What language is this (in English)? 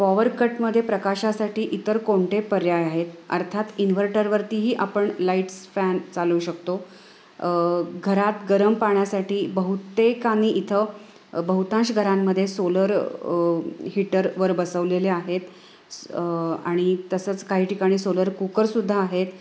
Marathi